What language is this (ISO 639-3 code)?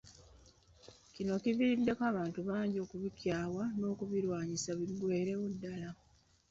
lug